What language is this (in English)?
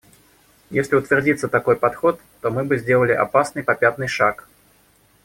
Russian